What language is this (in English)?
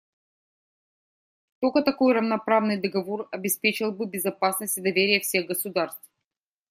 Russian